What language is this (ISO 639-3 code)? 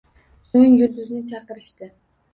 uzb